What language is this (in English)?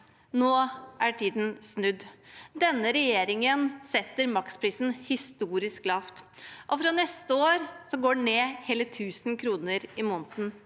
Norwegian